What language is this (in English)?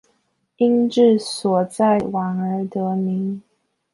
Chinese